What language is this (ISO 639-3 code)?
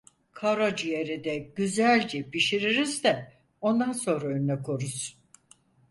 tur